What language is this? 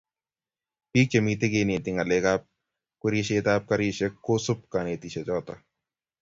Kalenjin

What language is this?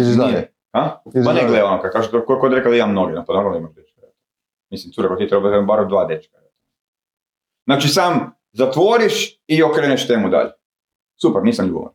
Croatian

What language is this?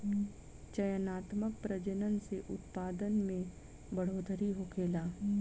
Bhojpuri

